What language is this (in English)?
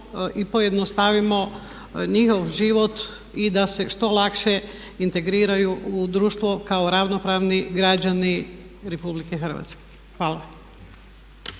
Croatian